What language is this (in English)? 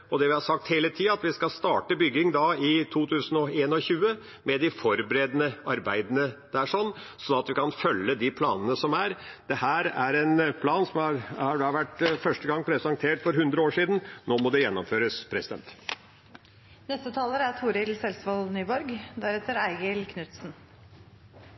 Norwegian